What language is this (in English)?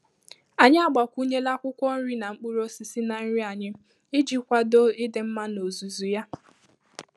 Igbo